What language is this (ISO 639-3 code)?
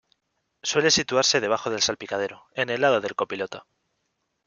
spa